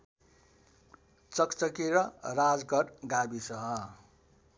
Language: Nepali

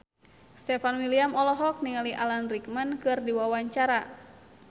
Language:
Sundanese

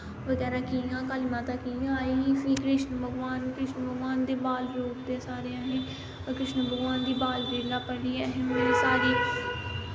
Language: Dogri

